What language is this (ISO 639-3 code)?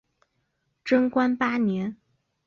zho